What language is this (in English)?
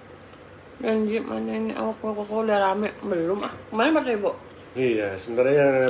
Indonesian